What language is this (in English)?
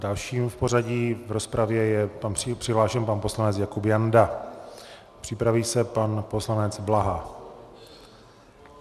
Czech